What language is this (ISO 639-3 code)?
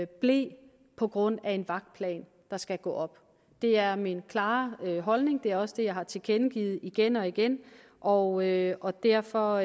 dan